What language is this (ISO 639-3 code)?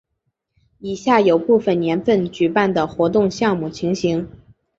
zho